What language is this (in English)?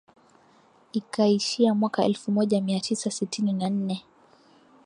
Swahili